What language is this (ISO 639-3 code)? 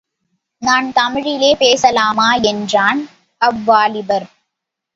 tam